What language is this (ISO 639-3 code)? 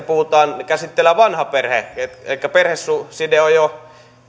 fin